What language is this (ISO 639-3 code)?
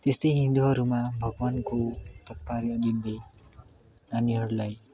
nep